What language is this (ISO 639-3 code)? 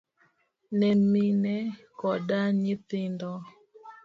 luo